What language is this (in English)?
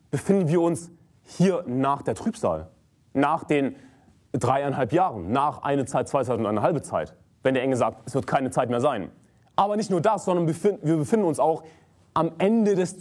German